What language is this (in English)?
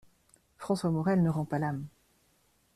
French